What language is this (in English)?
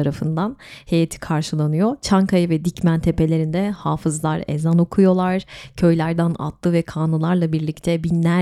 Turkish